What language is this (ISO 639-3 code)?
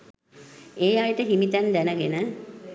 sin